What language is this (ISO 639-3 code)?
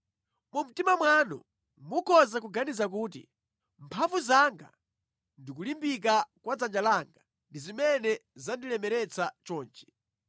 nya